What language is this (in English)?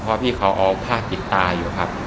Thai